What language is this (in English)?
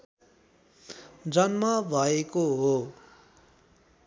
Nepali